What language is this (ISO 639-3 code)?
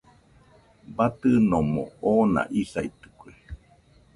hux